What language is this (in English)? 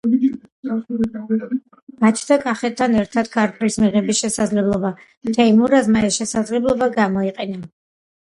Georgian